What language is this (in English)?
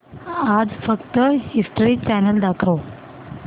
Marathi